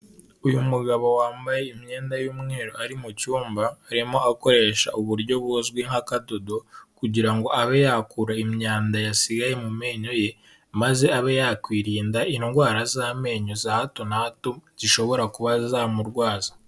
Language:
Kinyarwanda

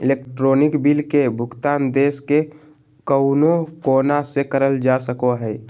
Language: Magahi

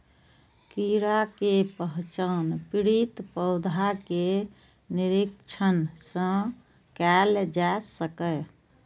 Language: Maithili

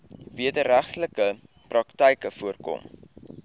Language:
Afrikaans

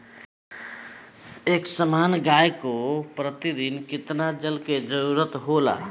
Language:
Bhojpuri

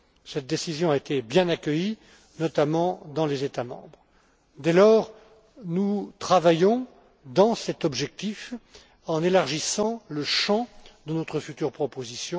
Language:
French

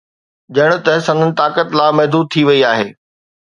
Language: Sindhi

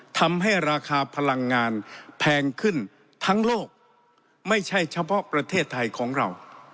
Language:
Thai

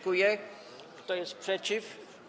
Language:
Polish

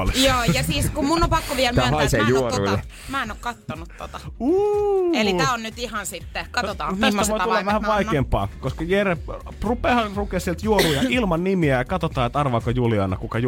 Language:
Finnish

